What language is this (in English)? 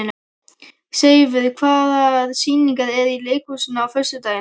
Icelandic